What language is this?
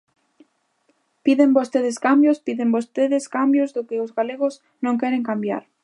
Galician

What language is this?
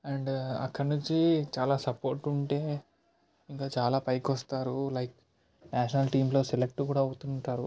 Telugu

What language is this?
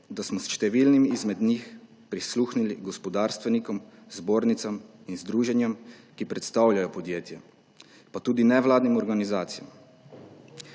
Slovenian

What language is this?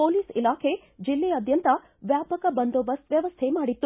Kannada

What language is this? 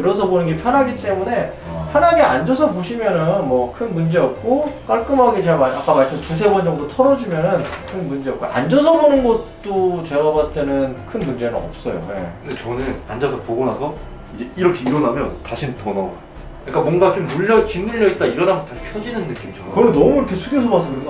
Korean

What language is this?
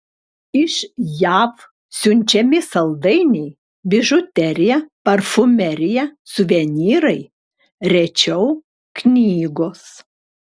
Lithuanian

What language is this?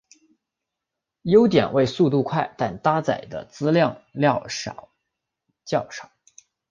Chinese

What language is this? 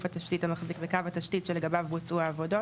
Hebrew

